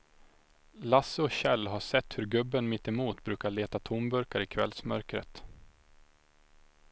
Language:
Swedish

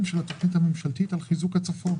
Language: Hebrew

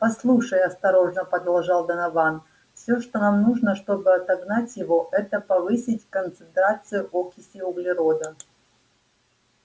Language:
Russian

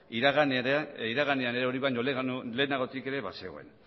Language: Basque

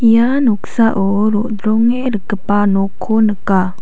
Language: Garo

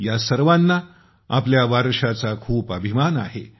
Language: Marathi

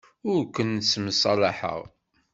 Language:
Kabyle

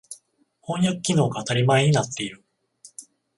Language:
Japanese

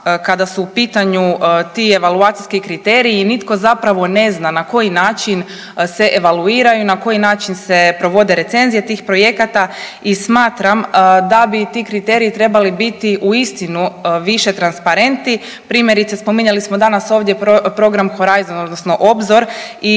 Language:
Croatian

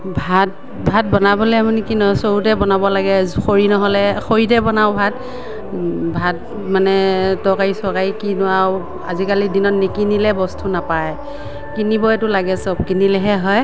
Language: Assamese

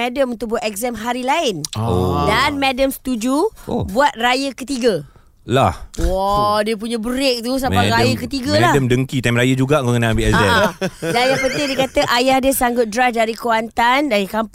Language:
Malay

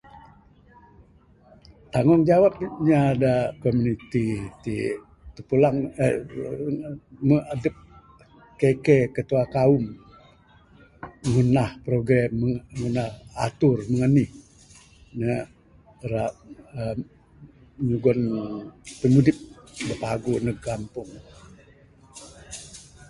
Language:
Bukar-Sadung Bidayuh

